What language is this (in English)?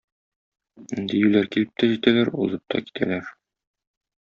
Tatar